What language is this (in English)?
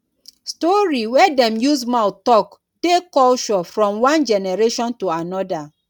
Nigerian Pidgin